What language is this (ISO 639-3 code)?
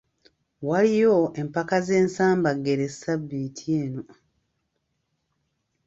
lug